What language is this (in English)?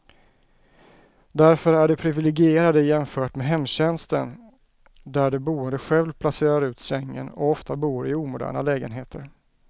Swedish